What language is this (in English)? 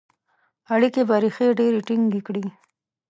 Pashto